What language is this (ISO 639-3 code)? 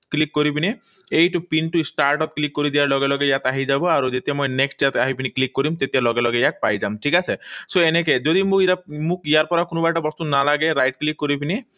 asm